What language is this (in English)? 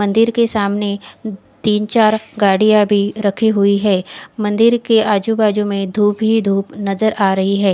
Hindi